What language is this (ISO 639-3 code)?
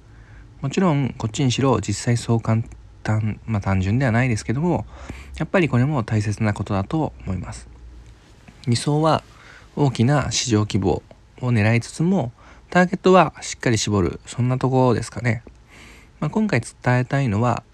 jpn